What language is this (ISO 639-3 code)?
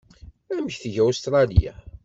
kab